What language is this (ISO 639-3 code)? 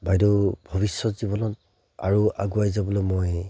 asm